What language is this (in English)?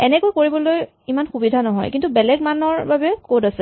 Assamese